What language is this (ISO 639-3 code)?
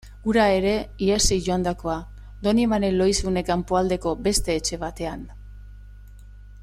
eus